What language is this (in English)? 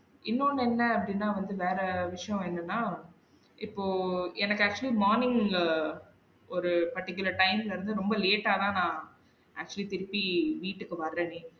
Tamil